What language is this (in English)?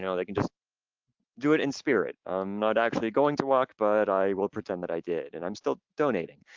English